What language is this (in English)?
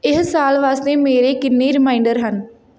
Punjabi